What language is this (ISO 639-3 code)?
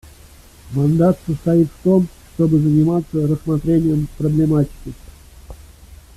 rus